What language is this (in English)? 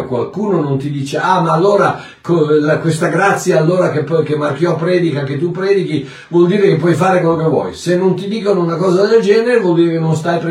Italian